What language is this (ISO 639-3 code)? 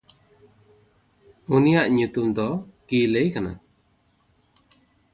sat